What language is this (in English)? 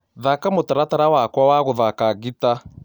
Kikuyu